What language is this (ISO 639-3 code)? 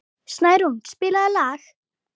isl